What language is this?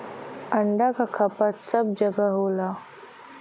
Bhojpuri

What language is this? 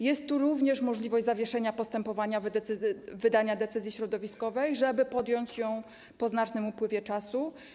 Polish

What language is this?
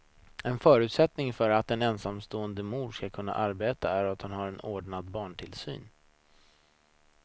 Swedish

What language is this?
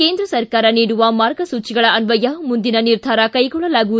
Kannada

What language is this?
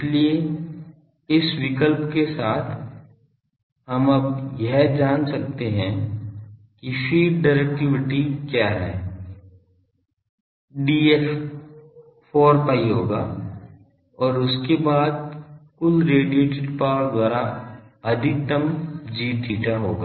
Hindi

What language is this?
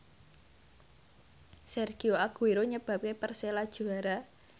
Javanese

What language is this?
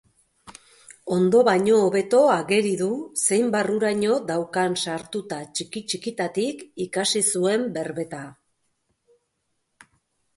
Basque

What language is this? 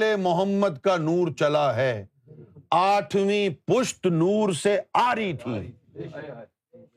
Urdu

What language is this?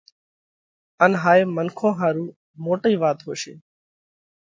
Parkari Koli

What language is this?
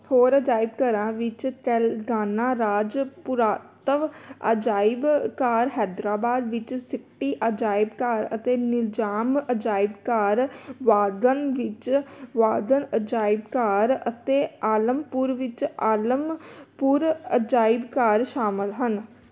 Punjabi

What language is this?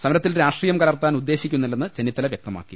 Malayalam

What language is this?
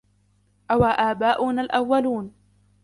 Arabic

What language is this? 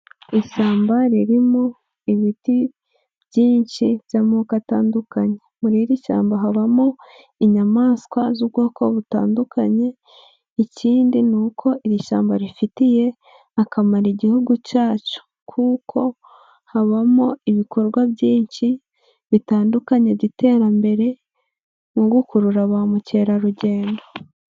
Kinyarwanda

